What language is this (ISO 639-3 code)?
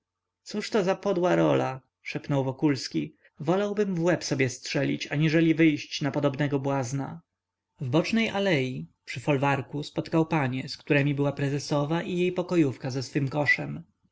pol